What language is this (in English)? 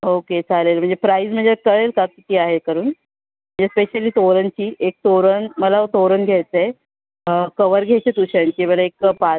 Marathi